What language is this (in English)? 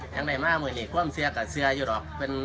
Thai